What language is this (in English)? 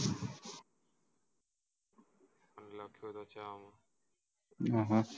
Gujarati